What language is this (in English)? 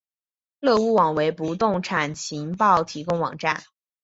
Chinese